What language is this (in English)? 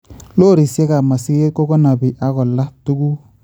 Kalenjin